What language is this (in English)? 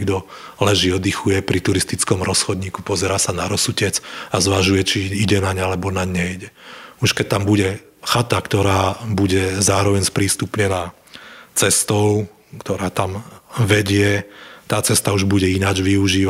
Slovak